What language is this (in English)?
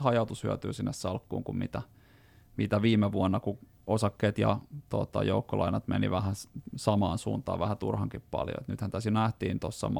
Finnish